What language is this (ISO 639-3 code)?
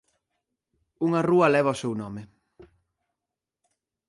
glg